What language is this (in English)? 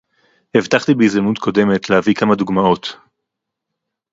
Hebrew